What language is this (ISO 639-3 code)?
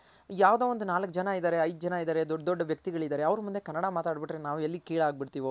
kan